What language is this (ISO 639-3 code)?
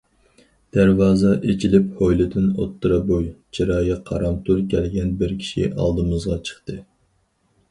uig